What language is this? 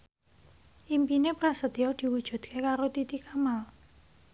Javanese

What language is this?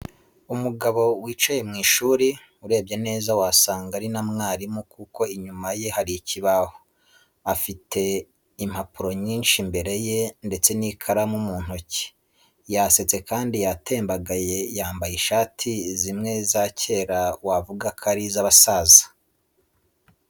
Kinyarwanda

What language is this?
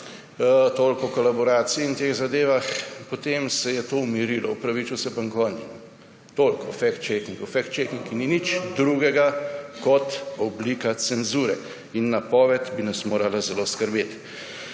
Slovenian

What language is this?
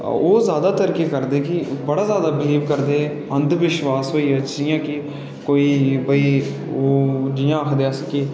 Dogri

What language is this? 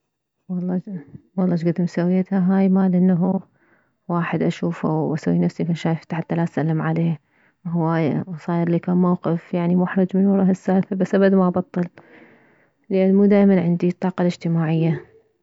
Mesopotamian Arabic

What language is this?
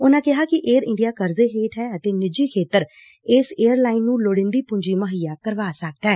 Punjabi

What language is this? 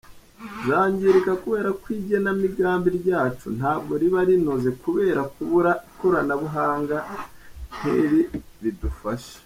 Kinyarwanda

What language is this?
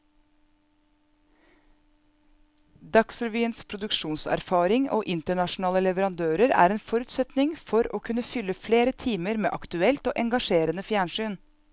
Norwegian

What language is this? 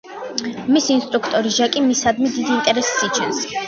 Georgian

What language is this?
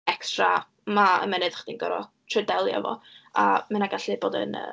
Welsh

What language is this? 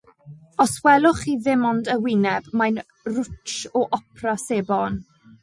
Welsh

